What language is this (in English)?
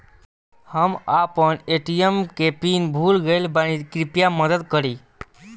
Bhojpuri